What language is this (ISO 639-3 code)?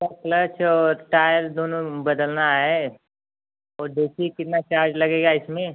hin